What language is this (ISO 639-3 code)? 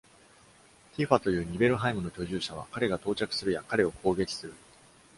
jpn